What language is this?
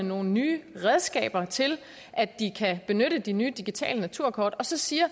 Danish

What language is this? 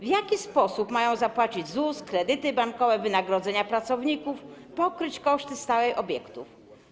Polish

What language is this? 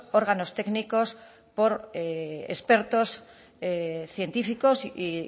Spanish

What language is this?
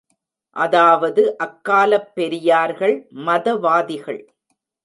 Tamil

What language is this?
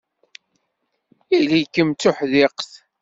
Kabyle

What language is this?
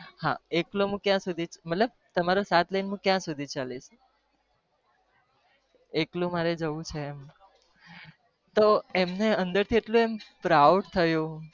Gujarati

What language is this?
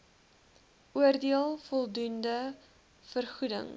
Afrikaans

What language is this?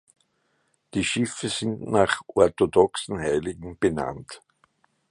German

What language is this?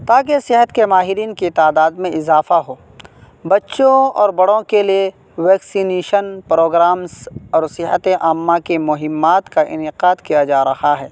Urdu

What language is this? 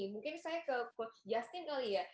Indonesian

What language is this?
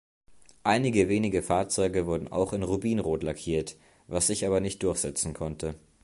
German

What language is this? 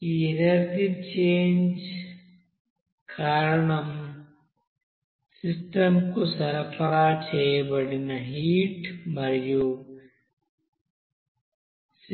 Telugu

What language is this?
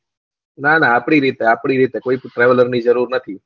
Gujarati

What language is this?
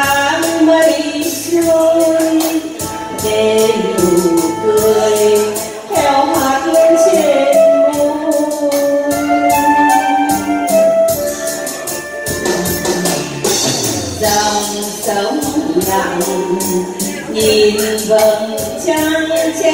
Vietnamese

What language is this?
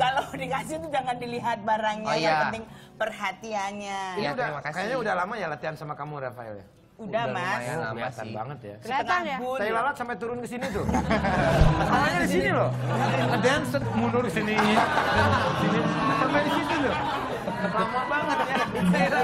Indonesian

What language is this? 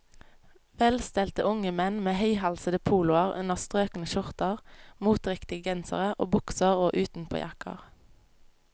Norwegian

